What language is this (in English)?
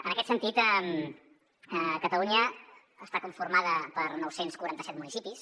Catalan